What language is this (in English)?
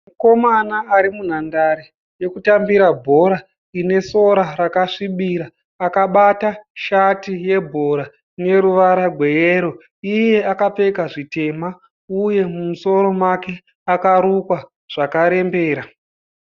Shona